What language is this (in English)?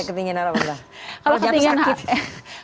Indonesian